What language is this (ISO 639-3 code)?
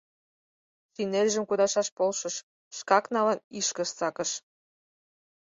chm